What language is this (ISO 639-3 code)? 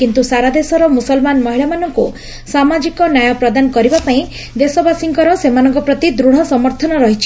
ori